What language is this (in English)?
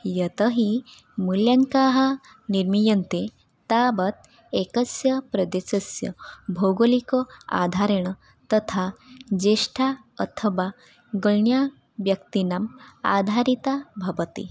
Sanskrit